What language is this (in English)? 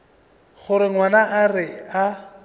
Northern Sotho